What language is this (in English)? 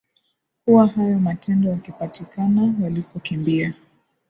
Swahili